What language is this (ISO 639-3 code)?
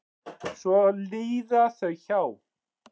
isl